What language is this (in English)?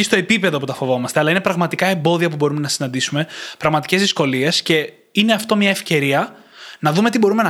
Greek